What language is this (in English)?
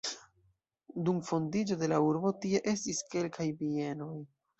Esperanto